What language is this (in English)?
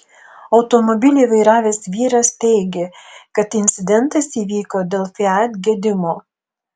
Lithuanian